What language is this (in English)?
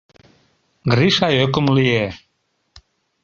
Mari